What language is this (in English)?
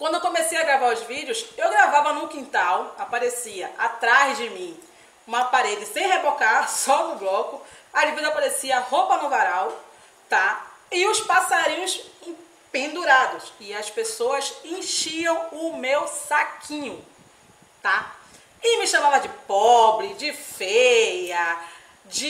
Portuguese